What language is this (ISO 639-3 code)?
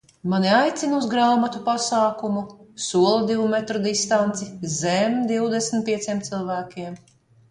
lav